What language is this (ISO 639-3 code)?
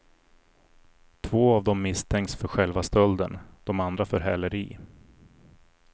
swe